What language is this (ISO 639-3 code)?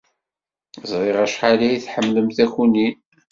kab